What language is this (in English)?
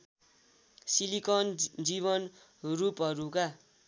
Nepali